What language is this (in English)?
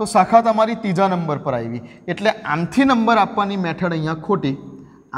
Hindi